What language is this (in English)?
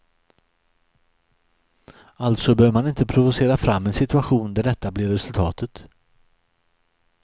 Swedish